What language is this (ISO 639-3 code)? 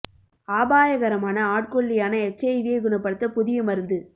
tam